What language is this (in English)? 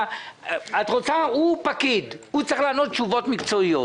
Hebrew